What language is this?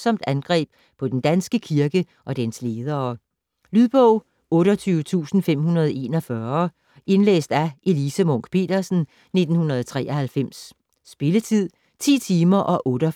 Danish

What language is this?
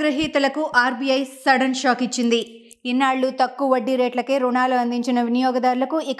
Telugu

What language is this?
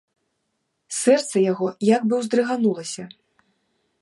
Belarusian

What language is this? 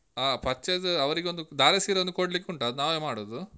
Kannada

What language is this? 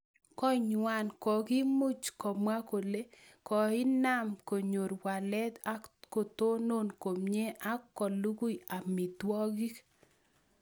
Kalenjin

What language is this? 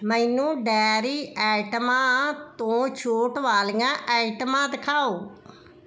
Punjabi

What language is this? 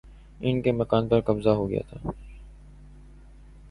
Urdu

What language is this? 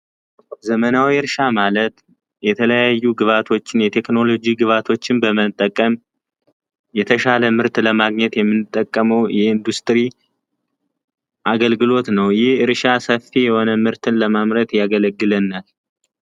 Amharic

